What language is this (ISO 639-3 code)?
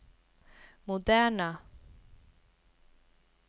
swe